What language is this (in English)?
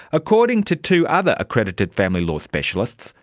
English